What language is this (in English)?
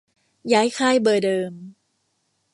Thai